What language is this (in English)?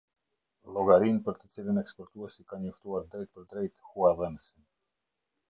Albanian